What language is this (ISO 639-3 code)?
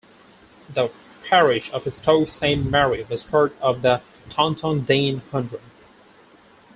eng